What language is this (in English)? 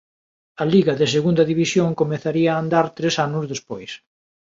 Galician